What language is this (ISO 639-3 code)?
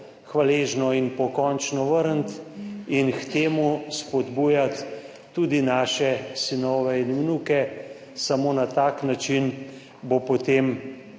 slv